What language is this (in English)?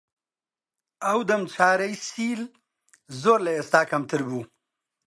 Central Kurdish